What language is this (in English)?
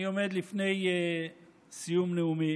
Hebrew